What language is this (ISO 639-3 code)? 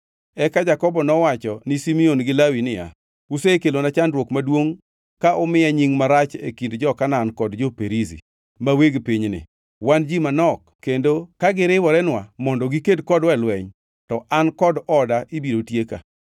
luo